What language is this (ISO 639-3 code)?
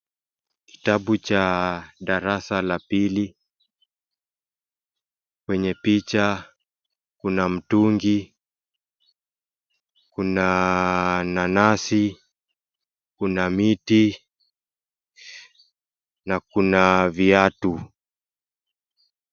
swa